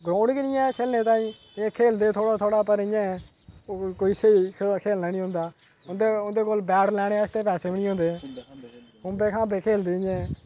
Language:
Dogri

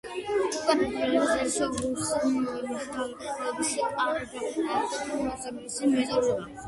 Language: Georgian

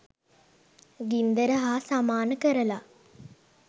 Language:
Sinhala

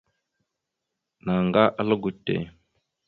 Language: Mada (Cameroon)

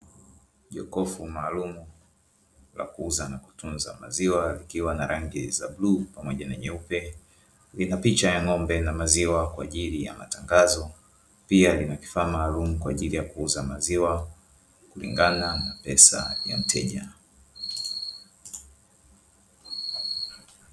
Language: Swahili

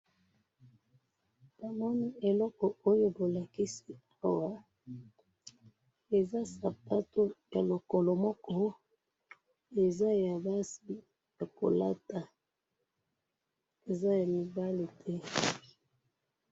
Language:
Lingala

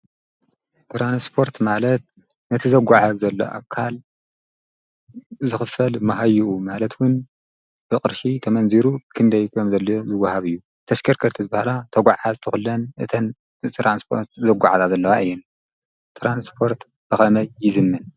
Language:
Tigrinya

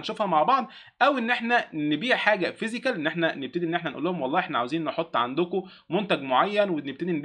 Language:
Arabic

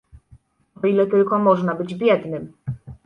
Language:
Polish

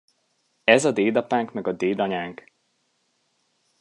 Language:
Hungarian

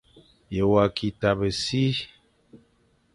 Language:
Fang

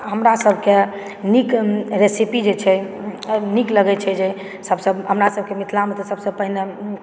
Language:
Maithili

